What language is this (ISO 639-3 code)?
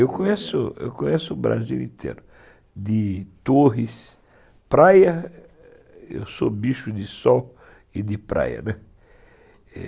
por